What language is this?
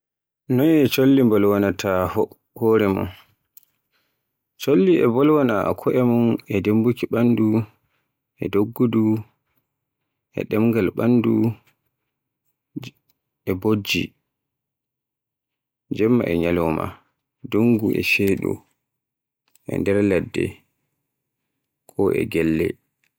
Borgu Fulfulde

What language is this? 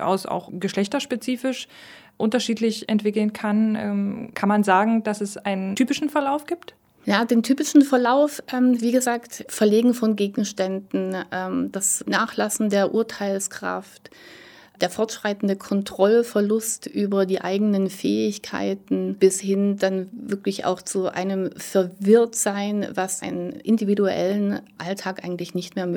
German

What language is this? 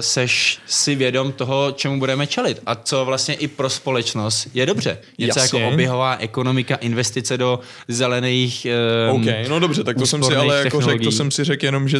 Czech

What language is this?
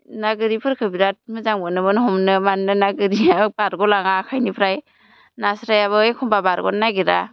Bodo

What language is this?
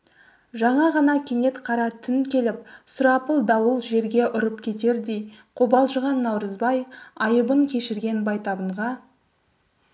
Kazakh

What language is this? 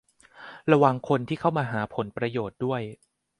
Thai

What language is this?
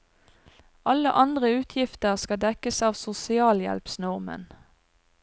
Norwegian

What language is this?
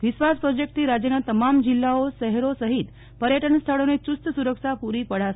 Gujarati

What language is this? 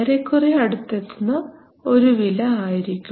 Malayalam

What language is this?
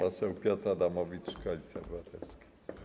Polish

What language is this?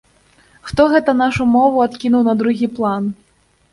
Belarusian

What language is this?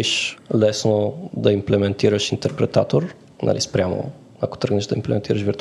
Bulgarian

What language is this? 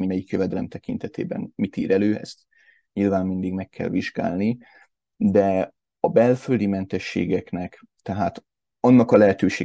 Hungarian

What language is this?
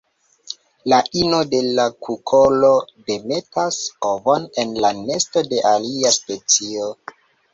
Esperanto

